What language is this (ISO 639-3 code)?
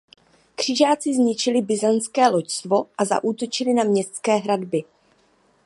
ces